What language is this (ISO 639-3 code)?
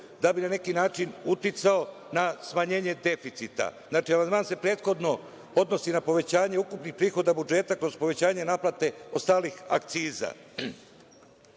srp